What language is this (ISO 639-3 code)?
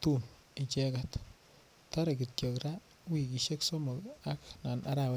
kln